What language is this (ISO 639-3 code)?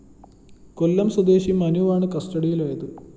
mal